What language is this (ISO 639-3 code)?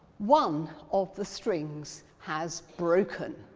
eng